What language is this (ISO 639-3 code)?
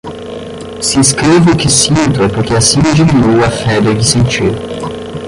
por